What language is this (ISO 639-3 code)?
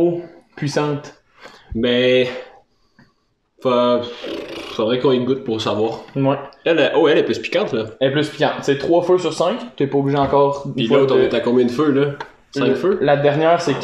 fra